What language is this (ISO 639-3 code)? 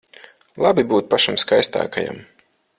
lav